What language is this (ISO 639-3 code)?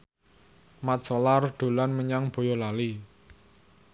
jav